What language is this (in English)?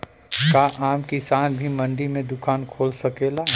Bhojpuri